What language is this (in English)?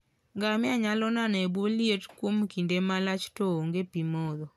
Luo (Kenya and Tanzania)